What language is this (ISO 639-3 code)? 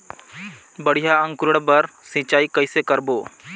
hne